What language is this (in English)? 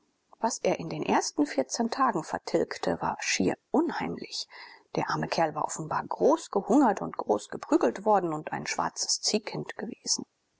German